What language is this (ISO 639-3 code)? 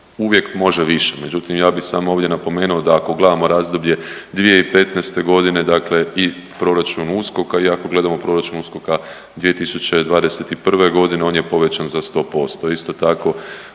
hrv